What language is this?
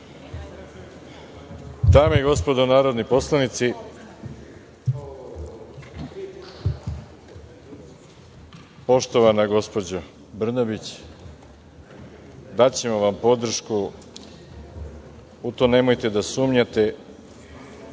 Serbian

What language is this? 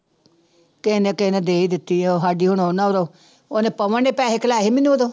Punjabi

